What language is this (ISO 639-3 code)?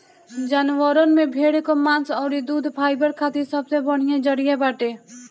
bho